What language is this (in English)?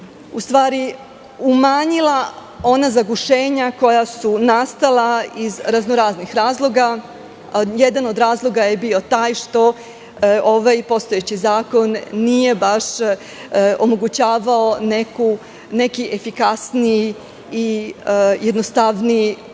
Serbian